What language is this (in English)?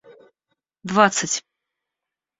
Russian